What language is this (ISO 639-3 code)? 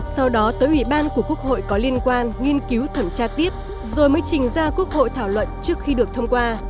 vie